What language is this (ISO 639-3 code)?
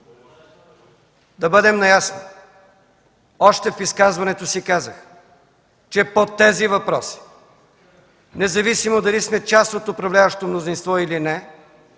bul